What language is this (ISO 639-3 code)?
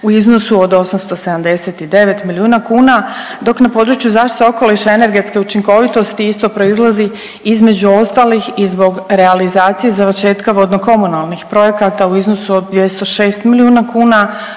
hrv